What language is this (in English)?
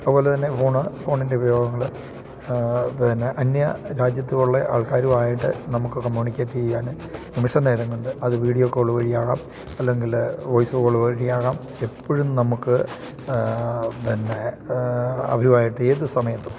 Malayalam